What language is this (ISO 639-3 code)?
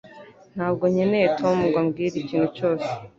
kin